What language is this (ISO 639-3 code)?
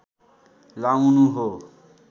nep